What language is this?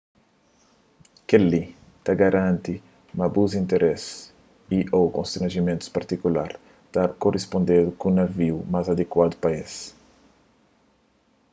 Kabuverdianu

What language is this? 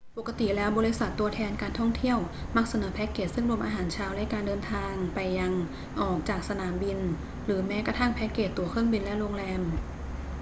Thai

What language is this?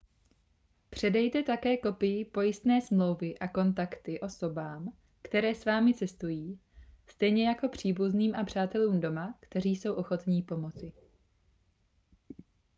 Czech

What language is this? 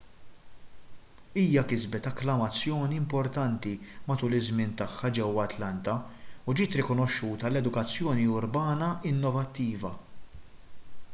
Maltese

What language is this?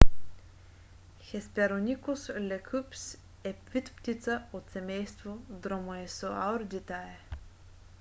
Bulgarian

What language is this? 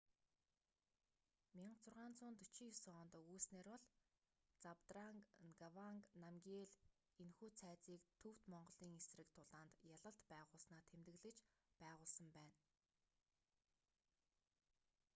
Mongolian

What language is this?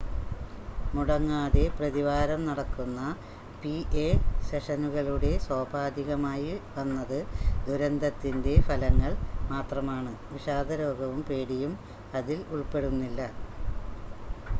Malayalam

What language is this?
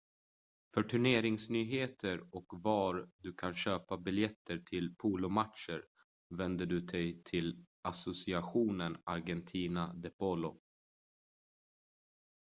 Swedish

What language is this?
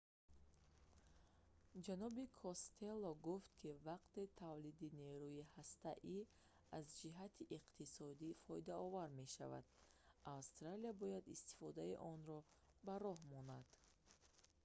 Tajik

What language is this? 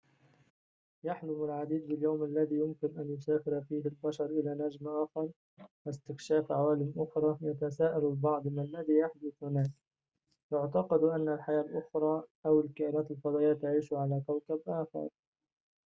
Arabic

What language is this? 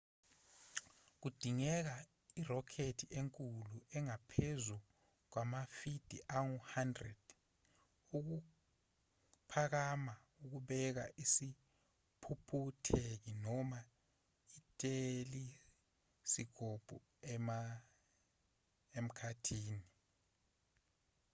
Zulu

